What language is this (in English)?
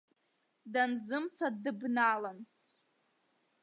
Abkhazian